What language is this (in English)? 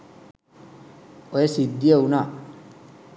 Sinhala